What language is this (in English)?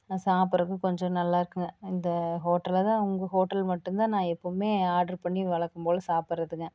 Tamil